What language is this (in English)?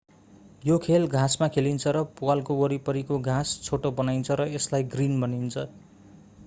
Nepali